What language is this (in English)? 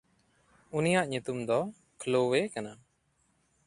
Santali